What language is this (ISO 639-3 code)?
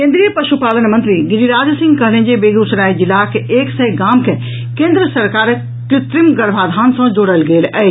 mai